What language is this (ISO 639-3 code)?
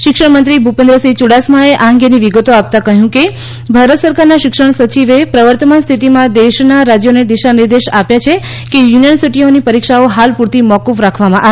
guj